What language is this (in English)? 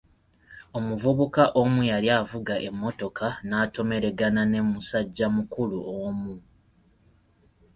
Ganda